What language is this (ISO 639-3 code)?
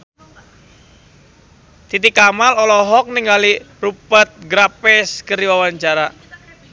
sun